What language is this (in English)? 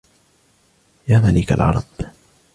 Arabic